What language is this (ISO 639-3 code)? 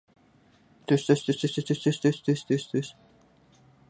ind